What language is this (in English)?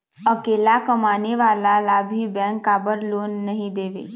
Chhattisgarhi